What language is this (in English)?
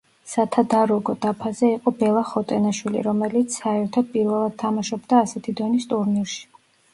Georgian